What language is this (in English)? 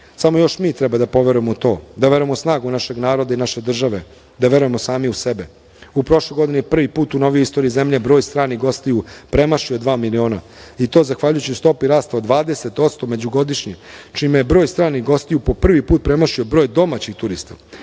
Serbian